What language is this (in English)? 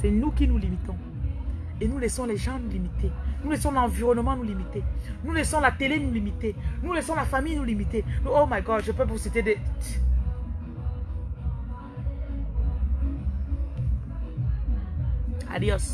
French